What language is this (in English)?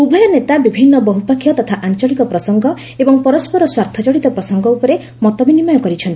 Odia